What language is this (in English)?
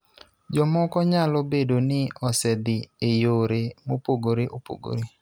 Luo (Kenya and Tanzania)